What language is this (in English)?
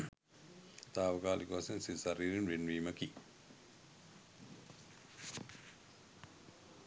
Sinhala